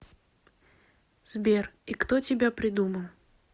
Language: Russian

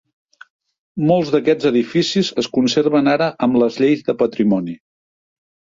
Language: Catalan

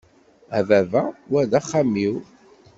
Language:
Kabyle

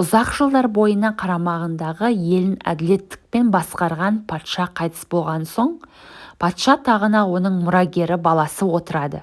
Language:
Turkish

